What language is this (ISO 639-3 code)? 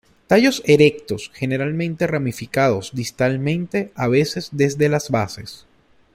spa